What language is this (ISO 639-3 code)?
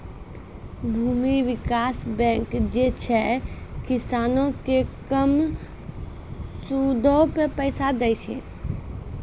mai